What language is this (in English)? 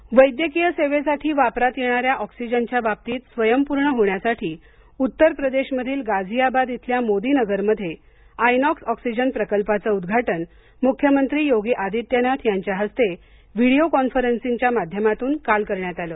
Marathi